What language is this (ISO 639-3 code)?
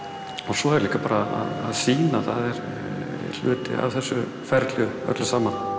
isl